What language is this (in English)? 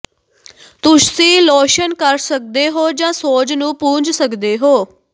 Punjabi